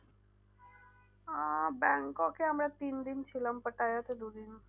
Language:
Bangla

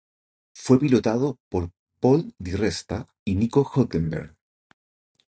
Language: Spanish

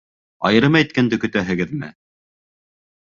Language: Bashkir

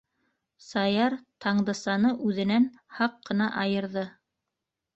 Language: Bashkir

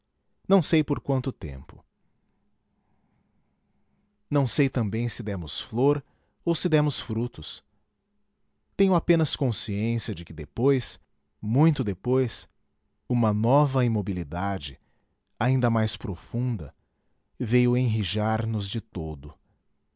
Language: Portuguese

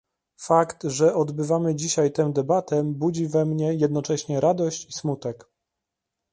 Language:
Polish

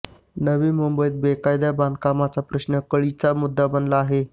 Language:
Marathi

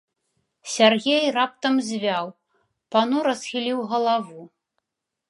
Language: Belarusian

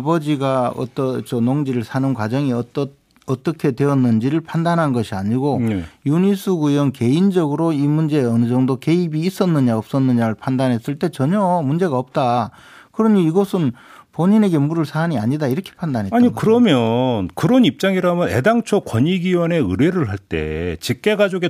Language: Korean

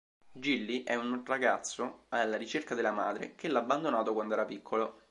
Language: Italian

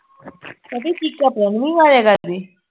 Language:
Punjabi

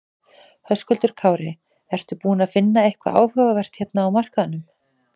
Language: Icelandic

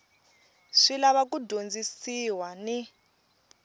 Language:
Tsonga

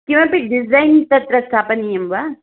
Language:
Sanskrit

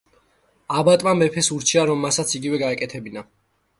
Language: Georgian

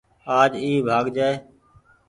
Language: Goaria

